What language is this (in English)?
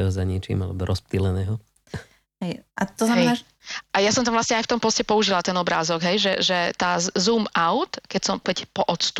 Slovak